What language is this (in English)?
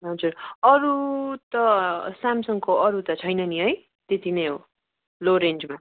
Nepali